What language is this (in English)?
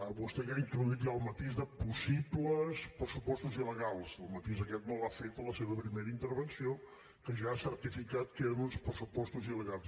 Catalan